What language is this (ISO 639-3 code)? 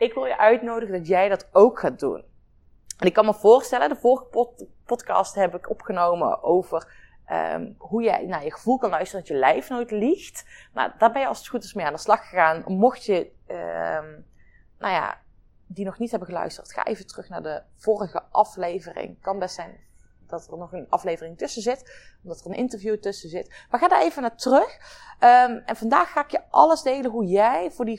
nld